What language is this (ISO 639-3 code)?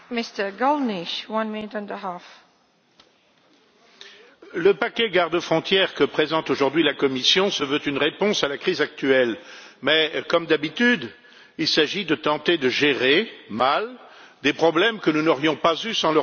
fra